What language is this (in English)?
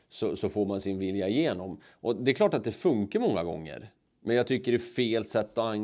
Swedish